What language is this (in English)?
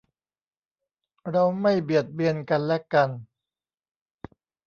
Thai